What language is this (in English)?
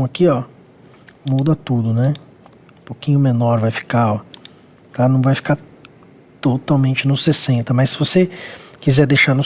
Portuguese